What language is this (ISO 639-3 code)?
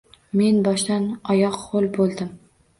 uzb